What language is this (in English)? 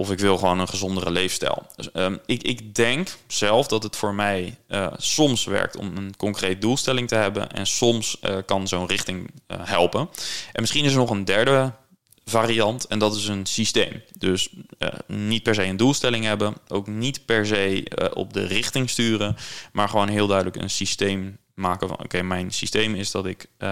Dutch